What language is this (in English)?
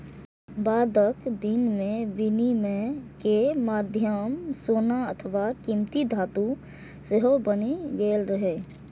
Maithili